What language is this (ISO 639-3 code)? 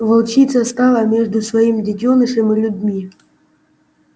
rus